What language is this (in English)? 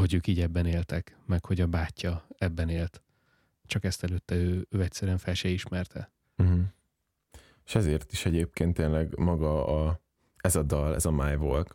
Hungarian